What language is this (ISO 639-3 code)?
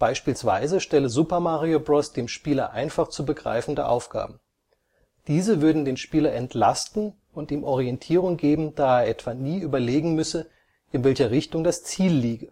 deu